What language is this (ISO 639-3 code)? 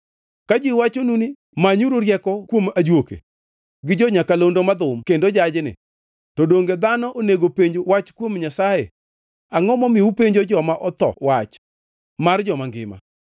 luo